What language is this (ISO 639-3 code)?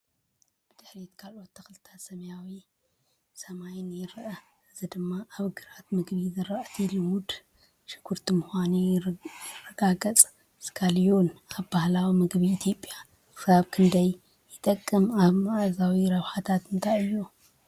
tir